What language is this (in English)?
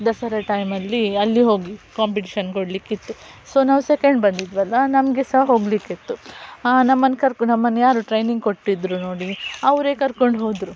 Kannada